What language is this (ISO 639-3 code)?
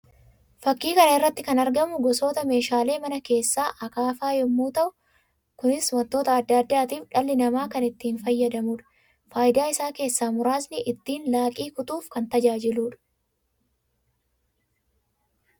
orm